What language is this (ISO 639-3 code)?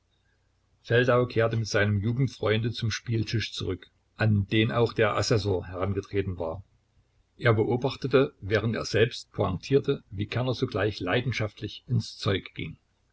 deu